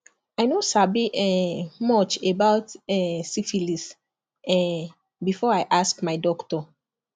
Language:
Nigerian Pidgin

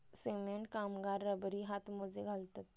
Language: Marathi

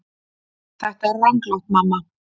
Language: Icelandic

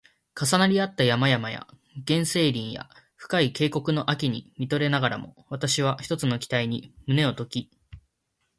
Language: Japanese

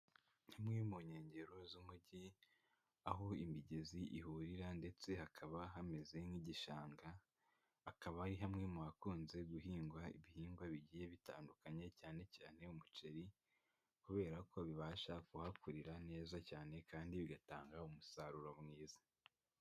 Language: Kinyarwanda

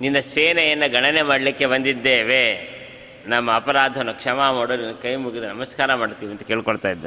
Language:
Kannada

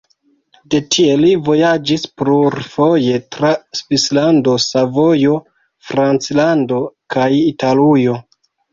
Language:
Esperanto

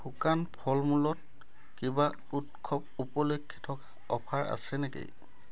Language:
Assamese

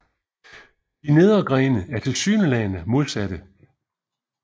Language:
Danish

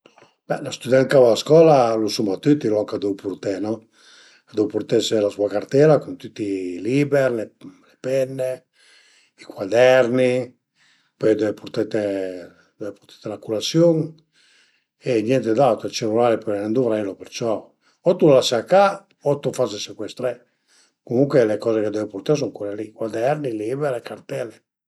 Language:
Piedmontese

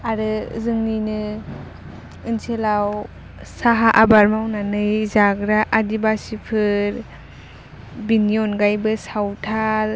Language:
Bodo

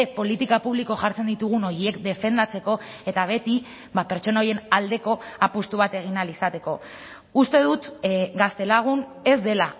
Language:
Basque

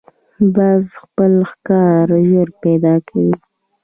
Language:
Pashto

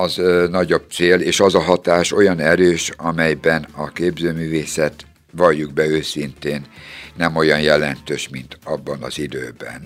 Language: Hungarian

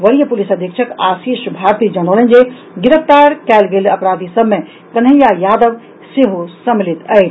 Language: Maithili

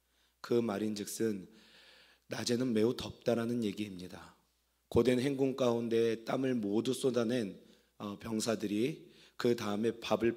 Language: Korean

